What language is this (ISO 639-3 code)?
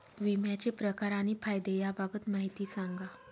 mar